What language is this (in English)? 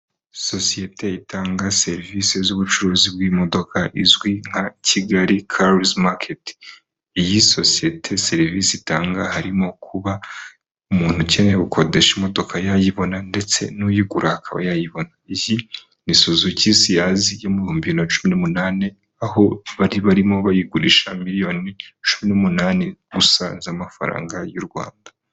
Kinyarwanda